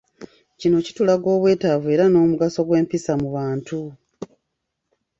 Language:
Ganda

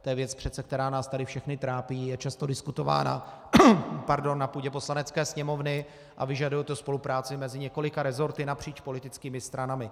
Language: Czech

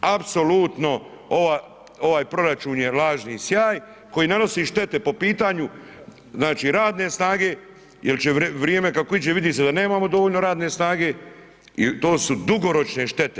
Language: Croatian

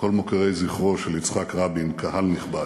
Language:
Hebrew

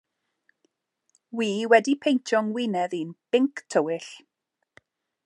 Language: Welsh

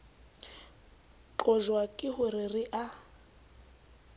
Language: Southern Sotho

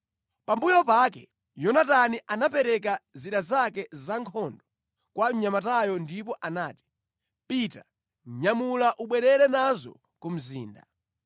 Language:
Nyanja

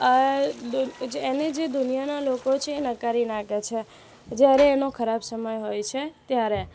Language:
Gujarati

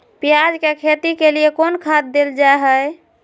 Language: Magahi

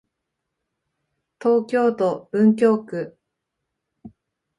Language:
Japanese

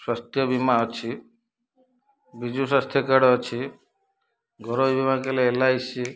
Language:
Odia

